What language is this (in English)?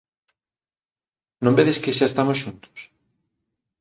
Galician